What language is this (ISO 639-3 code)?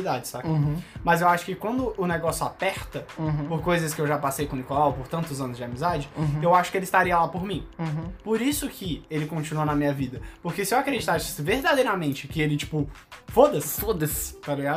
por